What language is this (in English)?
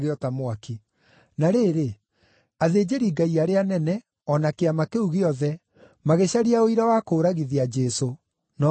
Kikuyu